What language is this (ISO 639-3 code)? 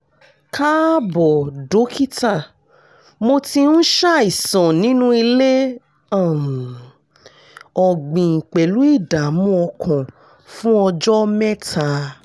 yor